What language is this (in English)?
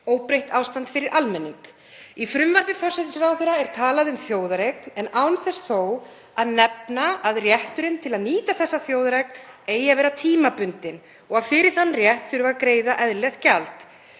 Icelandic